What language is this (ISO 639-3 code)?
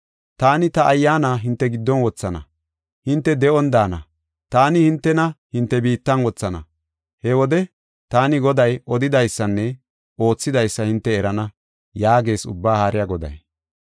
gof